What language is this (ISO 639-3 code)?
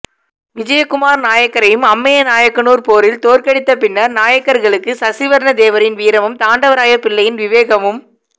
tam